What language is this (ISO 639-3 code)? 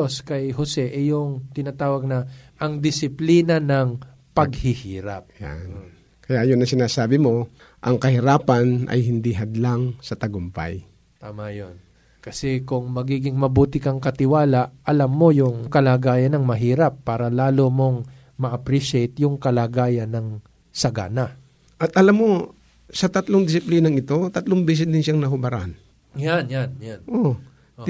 fil